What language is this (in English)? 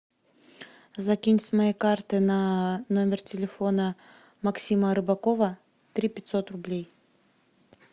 Russian